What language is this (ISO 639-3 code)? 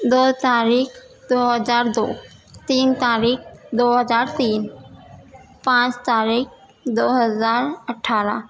urd